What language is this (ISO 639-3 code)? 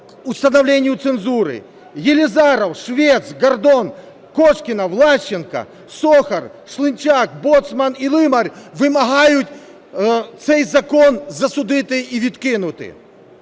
ukr